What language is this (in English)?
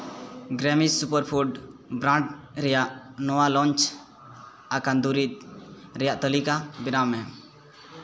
Santali